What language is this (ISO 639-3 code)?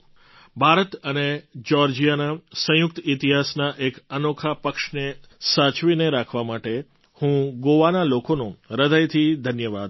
guj